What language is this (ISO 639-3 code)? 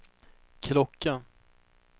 swe